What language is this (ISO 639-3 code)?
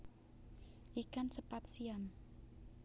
jav